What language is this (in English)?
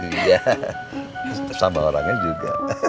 Indonesian